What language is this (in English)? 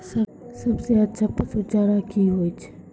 Maithili